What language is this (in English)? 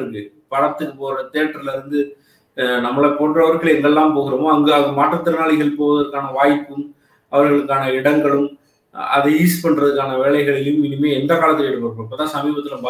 Tamil